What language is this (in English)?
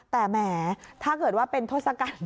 Thai